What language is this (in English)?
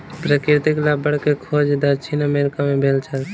Maithili